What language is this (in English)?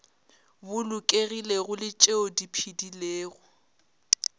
Northern Sotho